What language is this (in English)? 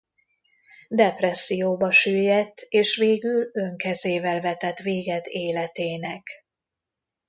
Hungarian